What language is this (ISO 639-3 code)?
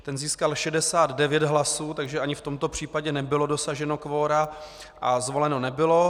ces